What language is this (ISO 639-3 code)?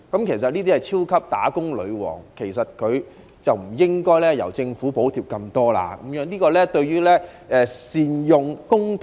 yue